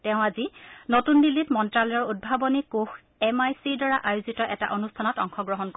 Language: Assamese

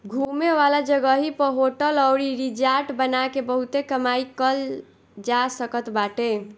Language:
Bhojpuri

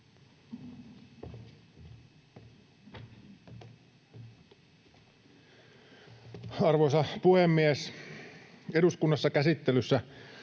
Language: Finnish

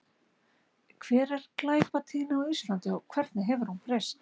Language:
Icelandic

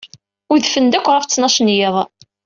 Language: Kabyle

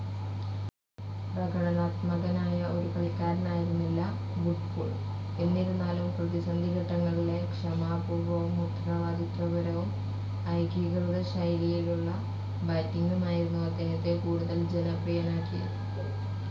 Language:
Malayalam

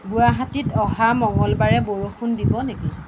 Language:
Assamese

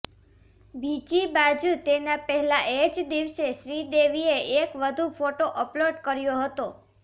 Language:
Gujarati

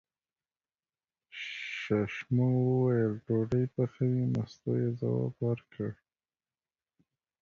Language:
Pashto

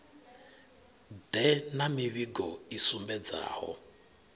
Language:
Venda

